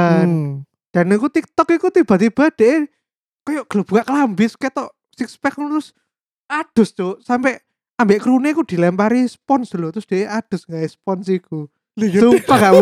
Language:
Indonesian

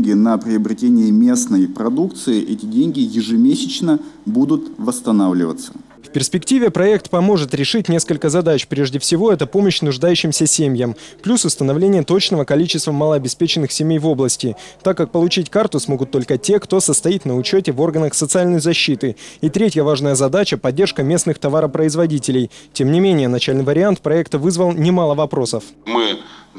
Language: Russian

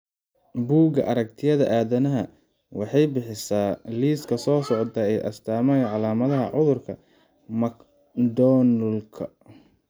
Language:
Somali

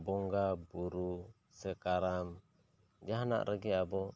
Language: Santali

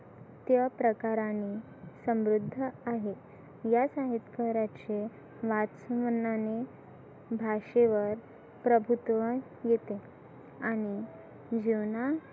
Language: Marathi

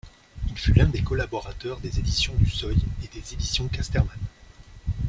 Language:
French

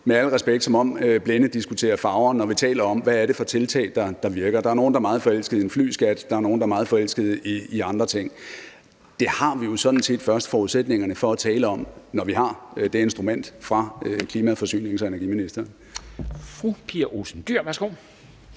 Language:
Danish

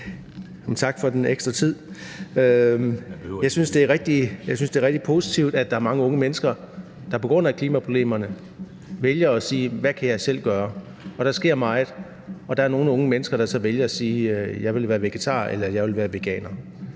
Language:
Danish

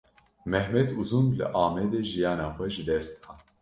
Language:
Kurdish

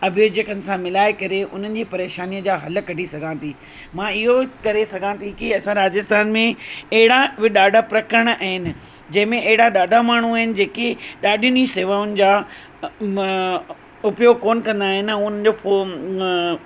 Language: Sindhi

